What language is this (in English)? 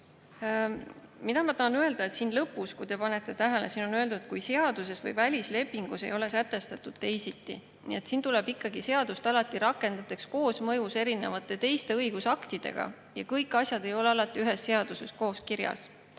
Estonian